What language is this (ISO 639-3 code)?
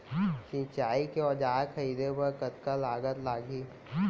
hne